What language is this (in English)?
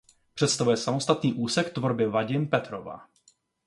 Czech